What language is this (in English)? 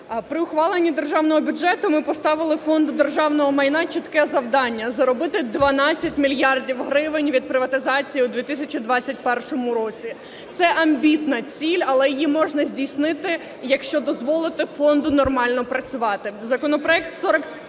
Ukrainian